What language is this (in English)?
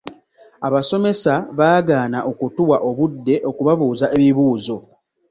Ganda